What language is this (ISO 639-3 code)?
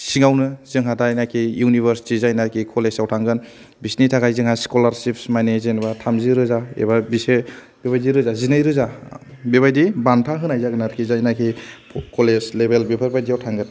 brx